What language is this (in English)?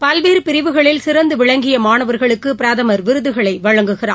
Tamil